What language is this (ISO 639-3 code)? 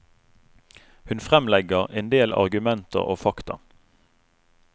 nor